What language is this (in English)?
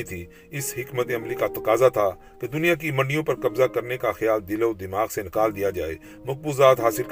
Urdu